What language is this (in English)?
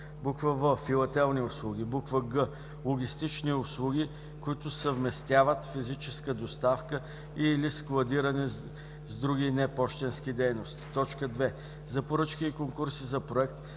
Bulgarian